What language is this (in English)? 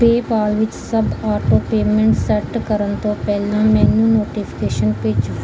Punjabi